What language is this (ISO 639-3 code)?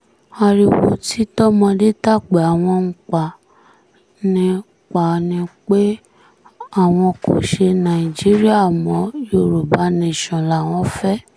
yor